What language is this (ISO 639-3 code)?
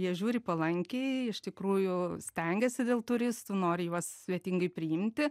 lit